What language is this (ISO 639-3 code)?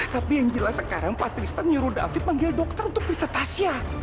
ind